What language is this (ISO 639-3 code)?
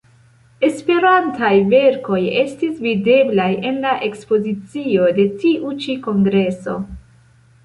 epo